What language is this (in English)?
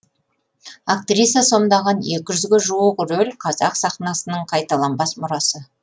Kazakh